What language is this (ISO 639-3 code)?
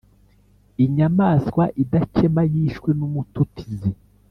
kin